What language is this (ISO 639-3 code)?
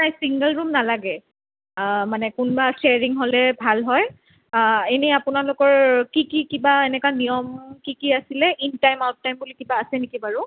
asm